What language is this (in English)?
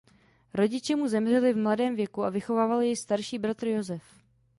Czech